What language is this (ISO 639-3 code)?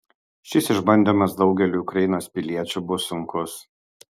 lit